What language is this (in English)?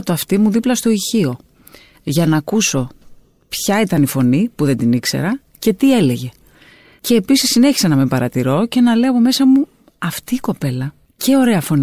Greek